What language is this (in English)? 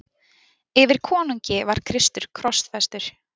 Icelandic